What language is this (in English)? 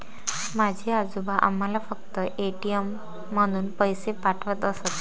Marathi